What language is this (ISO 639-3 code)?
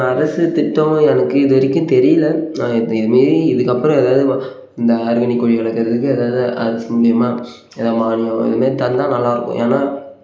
tam